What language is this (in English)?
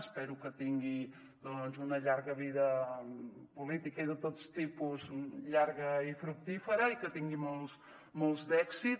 Catalan